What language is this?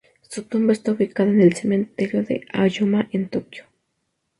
Spanish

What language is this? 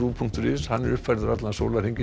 Icelandic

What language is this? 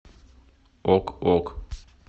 Russian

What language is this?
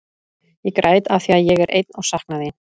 Icelandic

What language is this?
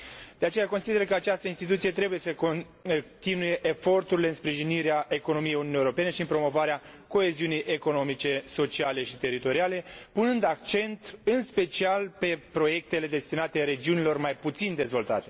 Romanian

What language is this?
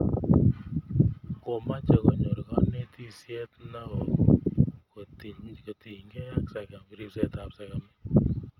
Kalenjin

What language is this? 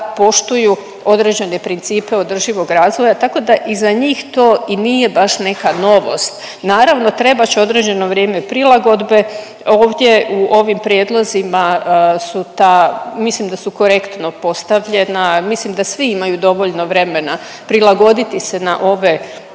Croatian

